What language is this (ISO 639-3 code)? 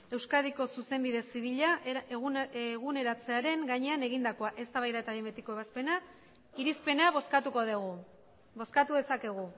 eus